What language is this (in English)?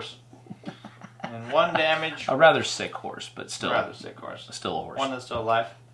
English